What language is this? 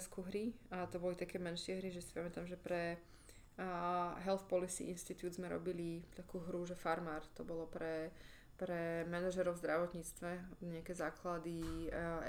Slovak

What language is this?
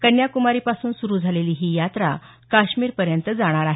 Marathi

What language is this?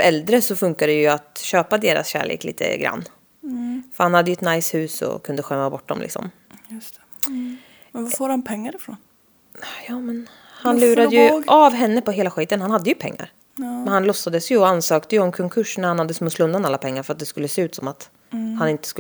Swedish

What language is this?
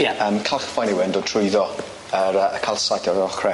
Welsh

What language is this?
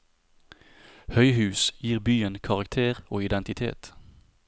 Norwegian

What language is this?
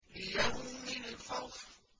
Arabic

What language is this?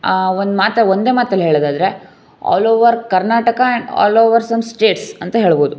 Kannada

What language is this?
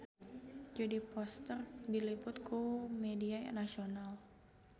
Sundanese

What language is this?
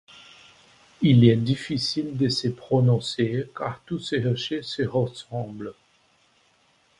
French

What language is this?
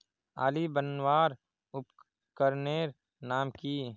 Magahi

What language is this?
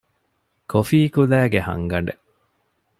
Divehi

